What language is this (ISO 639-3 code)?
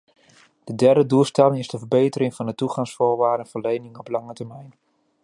nld